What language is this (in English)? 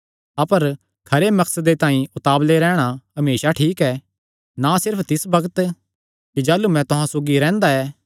Kangri